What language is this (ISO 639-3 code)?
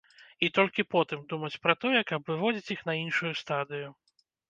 bel